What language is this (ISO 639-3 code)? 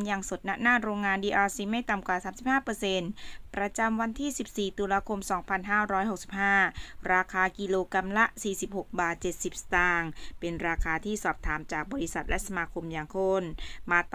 tha